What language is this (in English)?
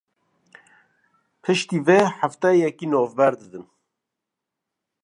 Kurdish